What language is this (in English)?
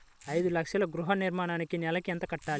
Telugu